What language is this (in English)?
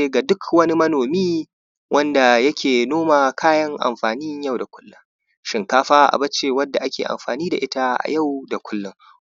Hausa